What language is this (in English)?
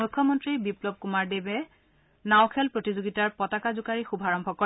Assamese